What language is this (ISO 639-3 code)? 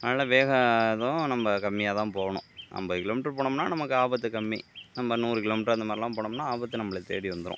tam